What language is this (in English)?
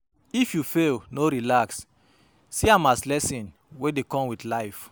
Nigerian Pidgin